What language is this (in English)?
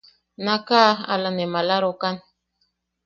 Yaqui